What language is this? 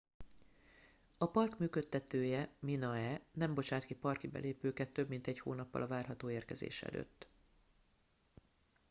Hungarian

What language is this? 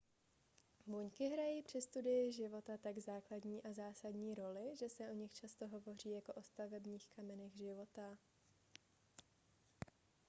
Czech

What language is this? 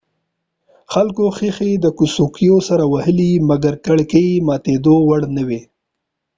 Pashto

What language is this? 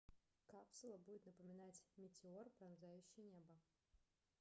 Russian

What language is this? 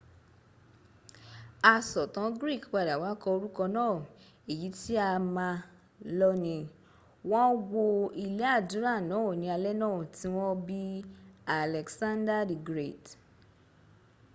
Yoruba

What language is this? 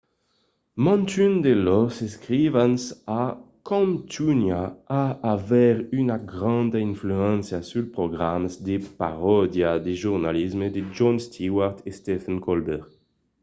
Occitan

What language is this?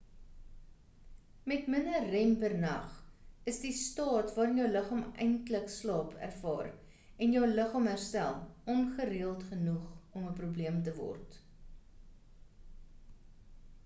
Afrikaans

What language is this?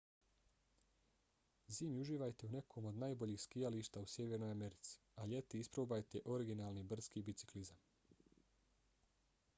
Bosnian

